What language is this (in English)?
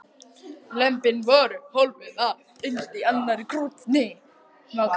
Icelandic